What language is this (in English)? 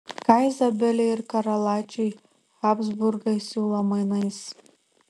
Lithuanian